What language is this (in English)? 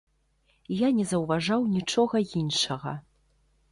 Belarusian